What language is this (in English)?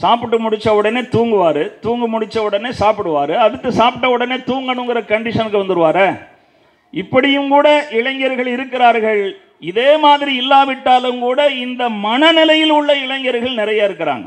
Tamil